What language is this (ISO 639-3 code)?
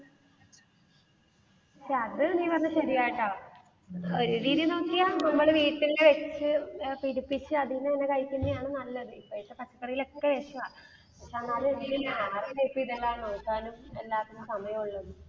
mal